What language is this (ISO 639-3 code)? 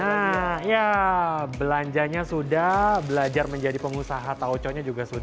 ind